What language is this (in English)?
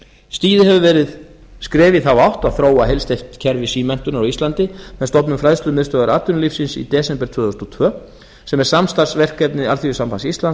Icelandic